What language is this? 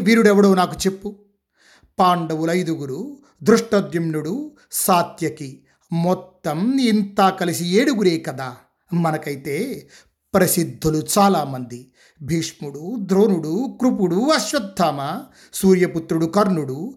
Telugu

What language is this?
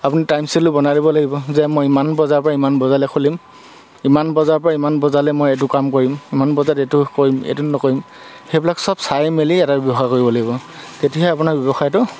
Assamese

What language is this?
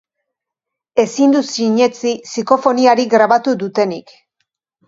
Basque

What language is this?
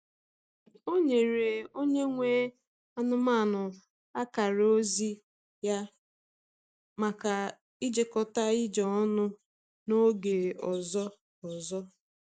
Igbo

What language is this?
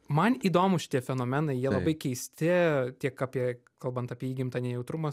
Lithuanian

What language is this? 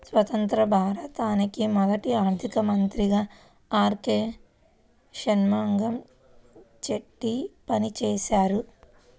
Telugu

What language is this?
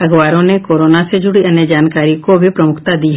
Hindi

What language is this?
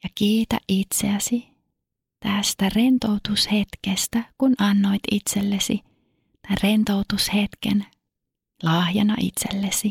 Finnish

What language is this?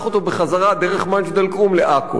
Hebrew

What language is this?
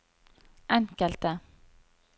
Norwegian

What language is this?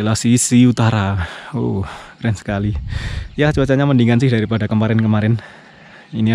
Indonesian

